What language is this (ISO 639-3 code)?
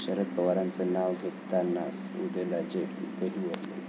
mar